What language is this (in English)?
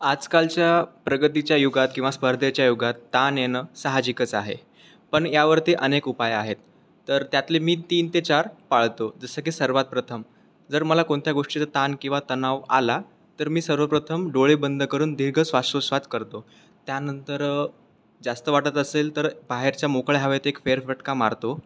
Marathi